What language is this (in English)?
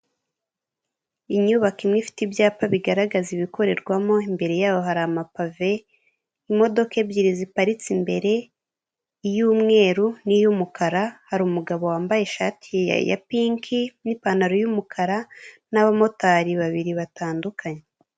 Kinyarwanda